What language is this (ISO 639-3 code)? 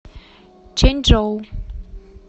rus